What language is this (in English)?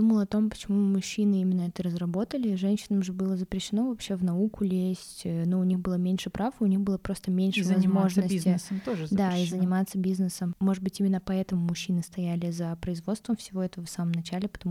Russian